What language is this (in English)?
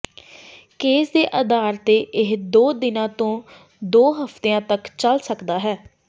Punjabi